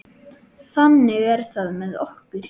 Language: Icelandic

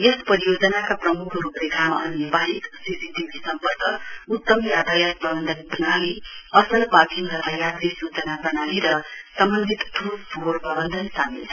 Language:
Nepali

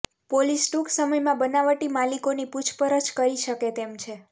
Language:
Gujarati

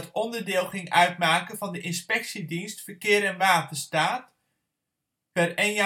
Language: Dutch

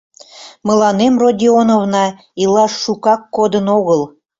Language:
Mari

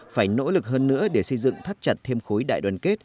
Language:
Vietnamese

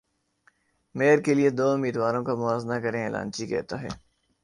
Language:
Urdu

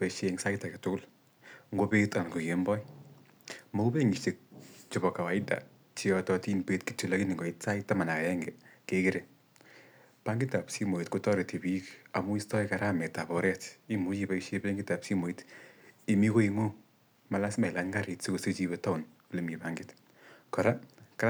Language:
Kalenjin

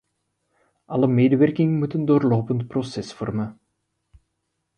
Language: Dutch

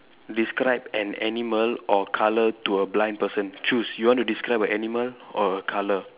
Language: English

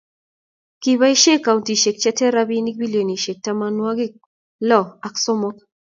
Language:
Kalenjin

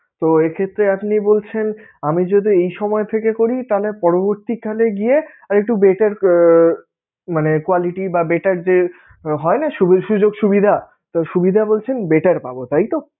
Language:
Bangla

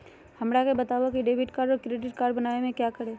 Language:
Magahi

